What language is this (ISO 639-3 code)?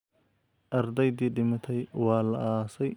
som